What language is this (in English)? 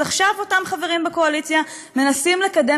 Hebrew